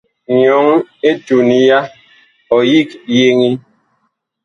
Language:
Bakoko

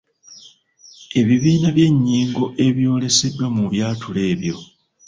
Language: Ganda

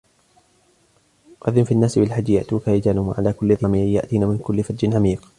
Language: Arabic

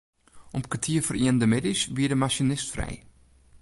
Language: Western Frisian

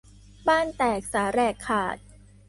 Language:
Thai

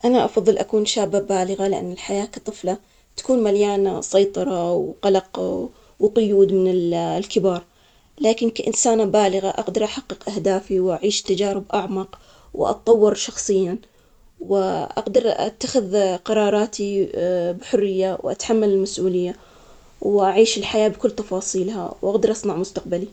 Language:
Omani Arabic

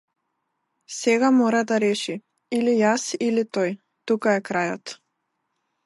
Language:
Macedonian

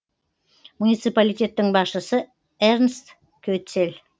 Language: Kazakh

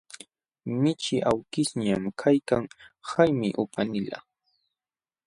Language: Jauja Wanca Quechua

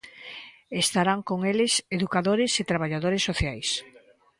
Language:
Galician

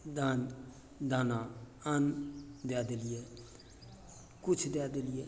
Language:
Maithili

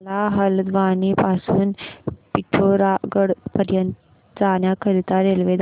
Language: Marathi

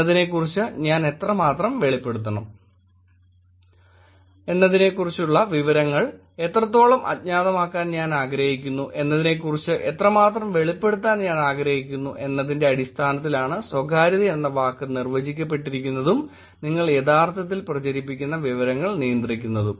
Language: Malayalam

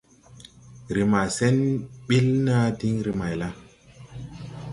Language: Tupuri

